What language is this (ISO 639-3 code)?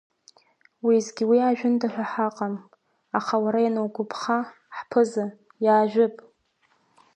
abk